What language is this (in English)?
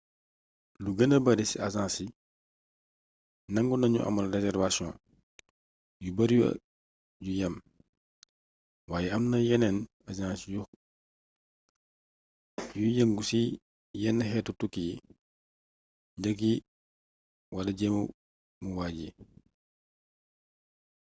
Wolof